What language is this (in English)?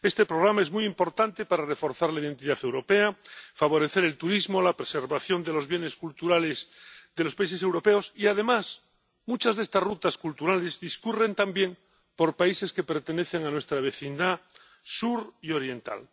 Spanish